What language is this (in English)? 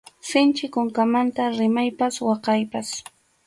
Arequipa-La Unión Quechua